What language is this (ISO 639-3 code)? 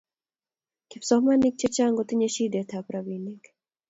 kln